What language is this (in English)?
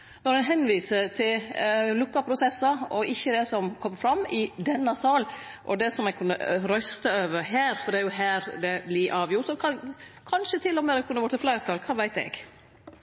Norwegian Nynorsk